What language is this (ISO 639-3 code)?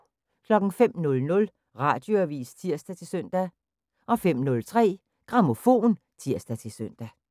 dan